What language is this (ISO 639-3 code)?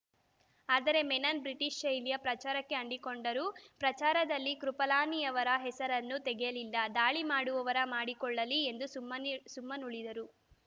kan